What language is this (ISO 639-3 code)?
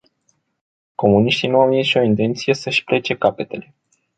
ron